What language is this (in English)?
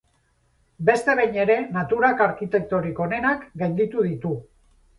Basque